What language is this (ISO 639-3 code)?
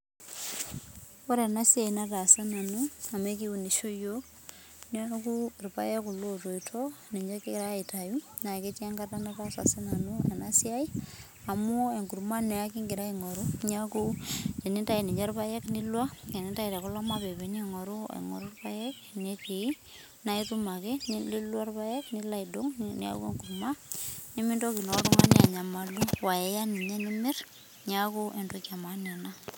mas